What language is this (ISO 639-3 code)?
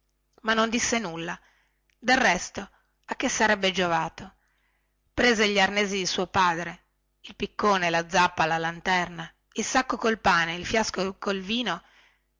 ita